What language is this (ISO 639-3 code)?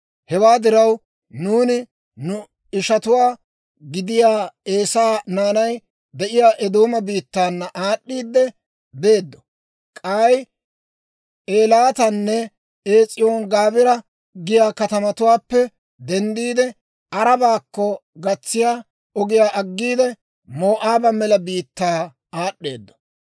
dwr